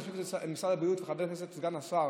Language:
Hebrew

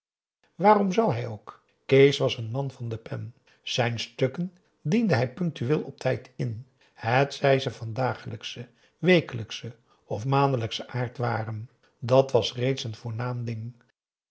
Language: Dutch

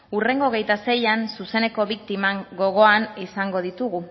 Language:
Basque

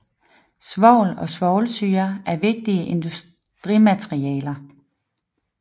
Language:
Danish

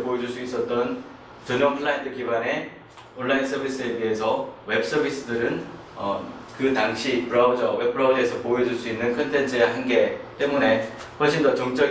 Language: Korean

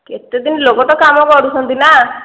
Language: Odia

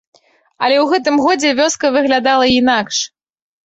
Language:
Belarusian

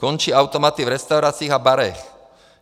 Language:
Czech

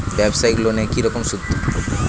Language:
Bangla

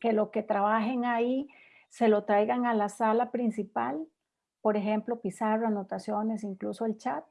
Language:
Spanish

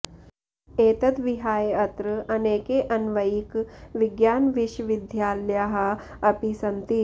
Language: Sanskrit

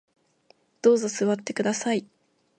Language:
Japanese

